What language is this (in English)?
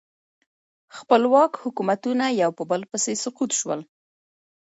Pashto